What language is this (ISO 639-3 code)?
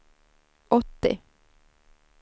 swe